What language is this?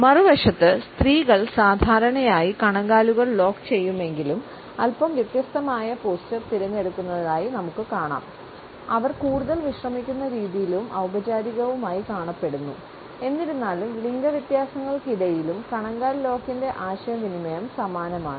Malayalam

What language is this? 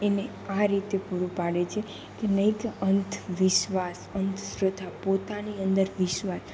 Gujarati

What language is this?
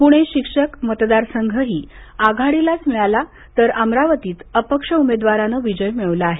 Marathi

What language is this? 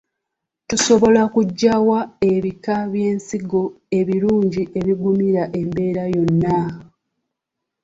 Ganda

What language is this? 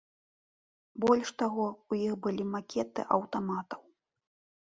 Belarusian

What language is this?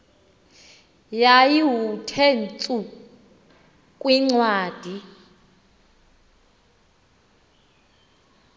Xhosa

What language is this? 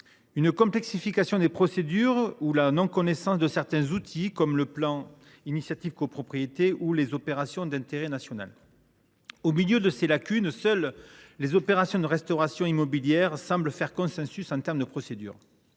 French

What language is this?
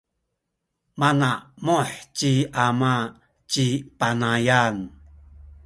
Sakizaya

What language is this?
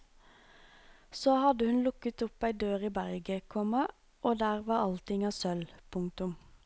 Norwegian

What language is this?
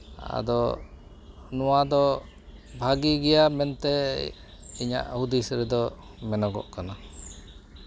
Santali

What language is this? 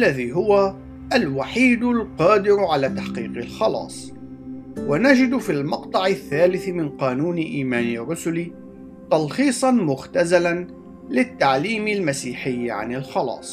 Arabic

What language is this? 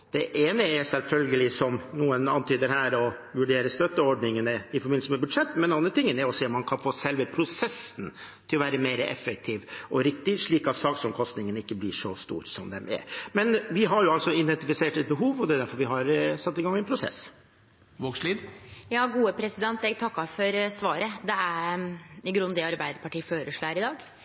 Norwegian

